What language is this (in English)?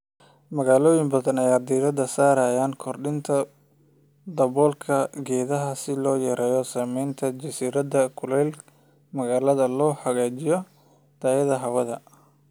Somali